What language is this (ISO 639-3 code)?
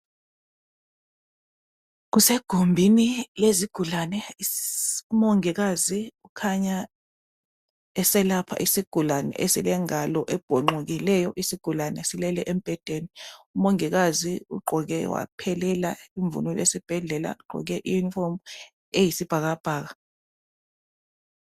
nde